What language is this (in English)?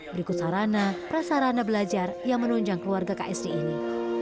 Indonesian